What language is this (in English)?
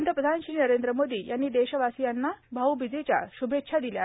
Marathi